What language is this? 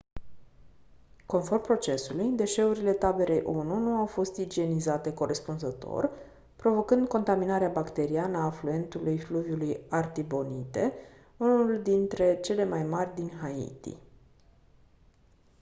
Romanian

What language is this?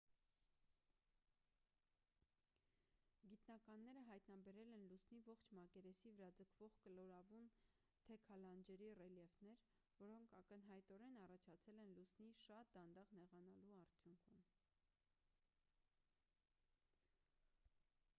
Armenian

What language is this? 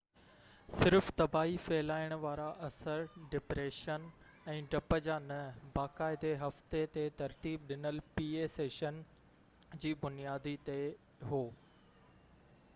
Sindhi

